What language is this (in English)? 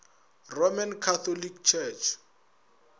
Northern Sotho